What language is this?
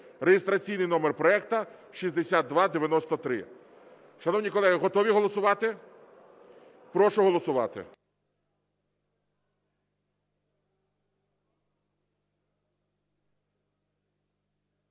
Ukrainian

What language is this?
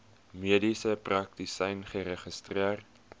Afrikaans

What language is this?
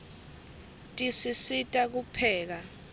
Swati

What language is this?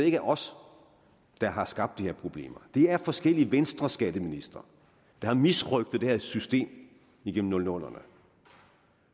Danish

